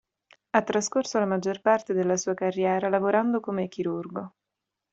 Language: Italian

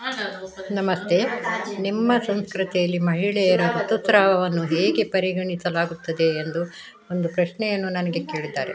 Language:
Kannada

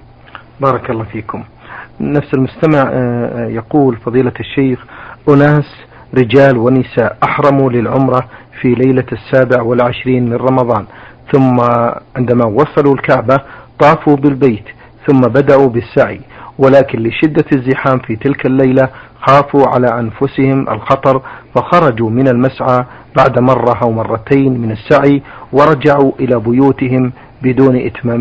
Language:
Arabic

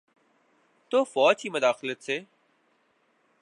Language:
Urdu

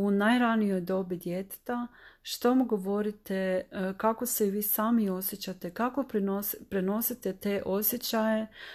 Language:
Croatian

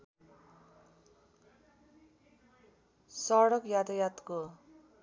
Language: Nepali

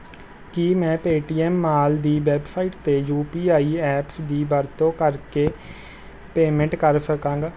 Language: Punjabi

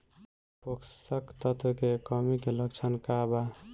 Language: Bhojpuri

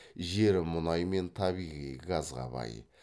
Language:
Kazakh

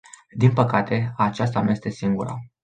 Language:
Romanian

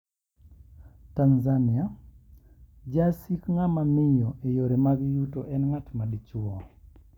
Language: Luo (Kenya and Tanzania)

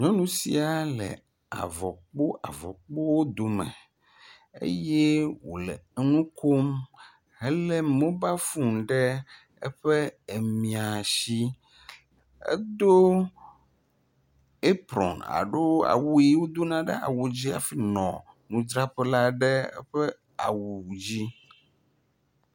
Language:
Ewe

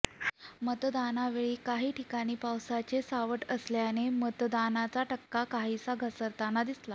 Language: Marathi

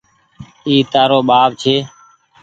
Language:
Goaria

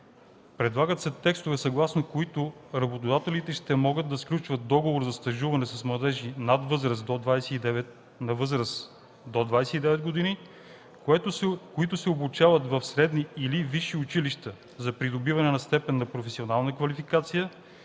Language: Bulgarian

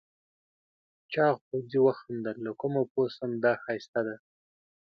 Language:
Pashto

